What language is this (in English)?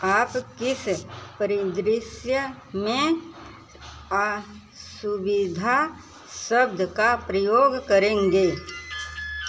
Hindi